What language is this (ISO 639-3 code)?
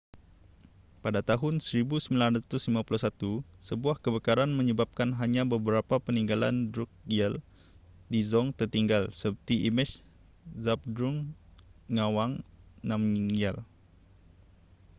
msa